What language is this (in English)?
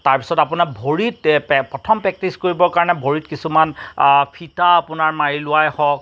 Assamese